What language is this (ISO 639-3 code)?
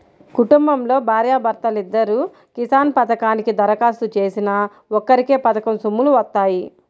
tel